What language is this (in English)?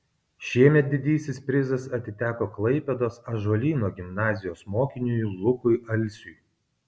Lithuanian